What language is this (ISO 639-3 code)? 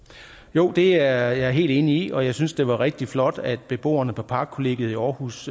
dan